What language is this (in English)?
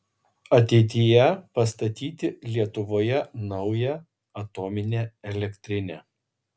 Lithuanian